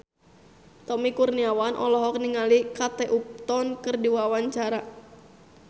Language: Sundanese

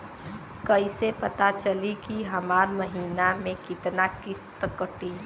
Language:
Bhojpuri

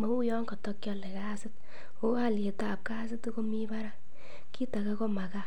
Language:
Kalenjin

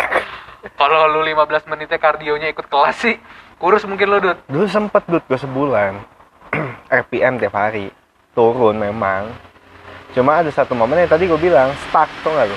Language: Indonesian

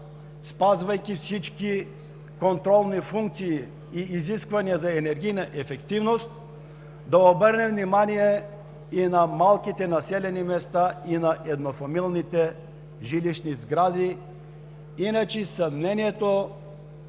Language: Bulgarian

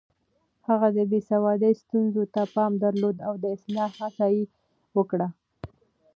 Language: Pashto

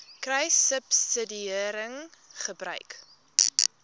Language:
Afrikaans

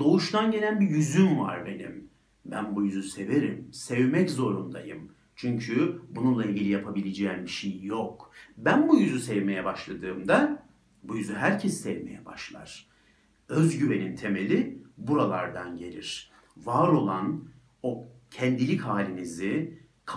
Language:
Turkish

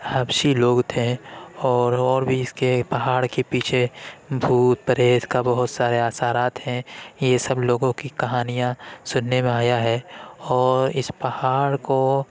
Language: Urdu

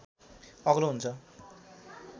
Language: Nepali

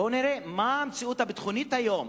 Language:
Hebrew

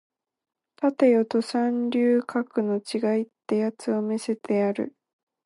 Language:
Japanese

